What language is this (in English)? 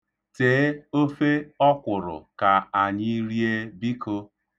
Igbo